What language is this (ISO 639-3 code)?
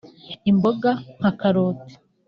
kin